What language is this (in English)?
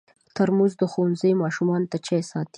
Pashto